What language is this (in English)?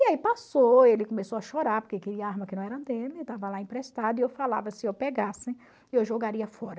Portuguese